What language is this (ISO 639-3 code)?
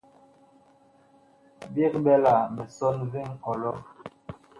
bkh